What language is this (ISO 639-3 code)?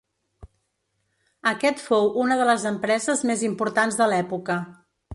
cat